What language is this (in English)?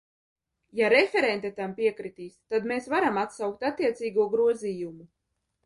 Latvian